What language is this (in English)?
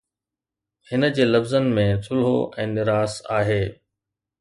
Sindhi